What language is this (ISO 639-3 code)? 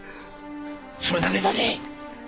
jpn